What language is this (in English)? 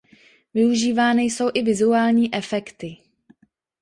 Czech